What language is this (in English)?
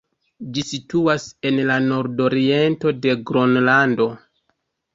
Esperanto